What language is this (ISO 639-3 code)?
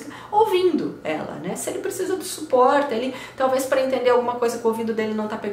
por